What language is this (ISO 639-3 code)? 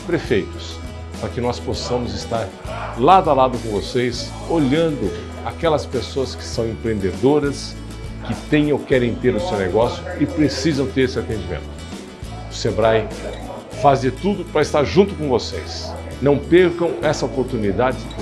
por